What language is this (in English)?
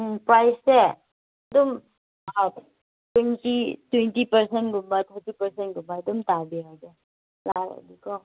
Manipuri